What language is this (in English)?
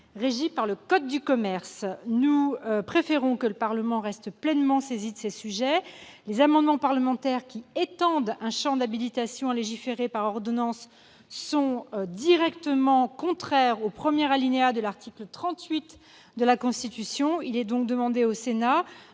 French